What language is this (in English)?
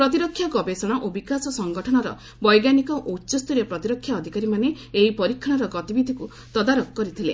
Odia